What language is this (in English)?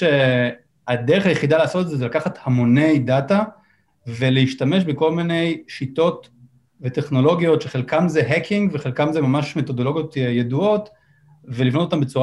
Hebrew